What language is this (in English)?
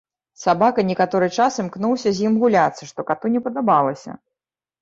Belarusian